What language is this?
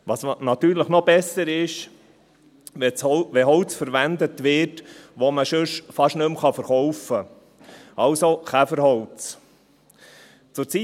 Swiss German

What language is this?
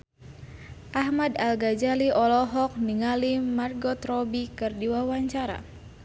Sundanese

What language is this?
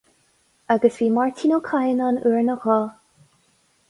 Irish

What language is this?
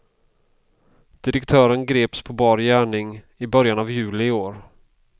Swedish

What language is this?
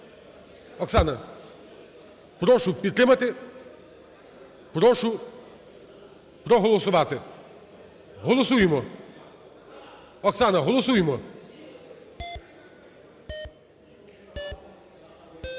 Ukrainian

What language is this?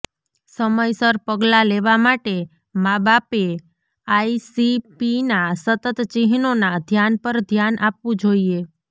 Gujarati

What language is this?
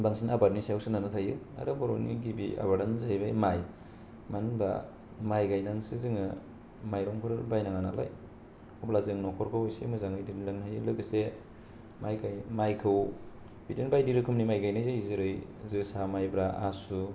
Bodo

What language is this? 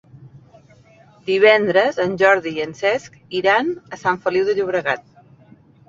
Catalan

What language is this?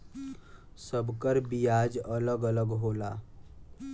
Bhojpuri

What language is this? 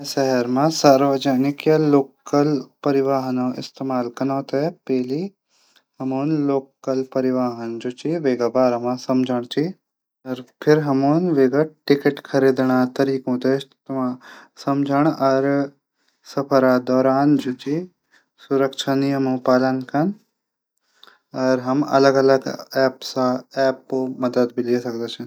Garhwali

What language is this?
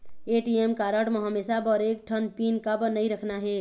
Chhattisgarhi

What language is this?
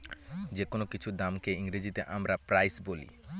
Bangla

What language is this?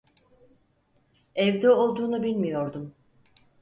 Turkish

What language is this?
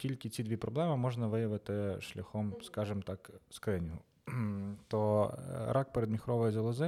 Ukrainian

